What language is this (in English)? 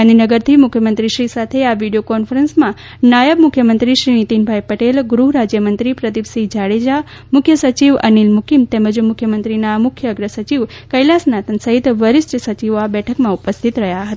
Gujarati